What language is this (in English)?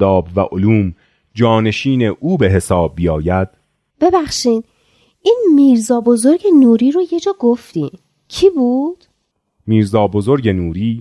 Persian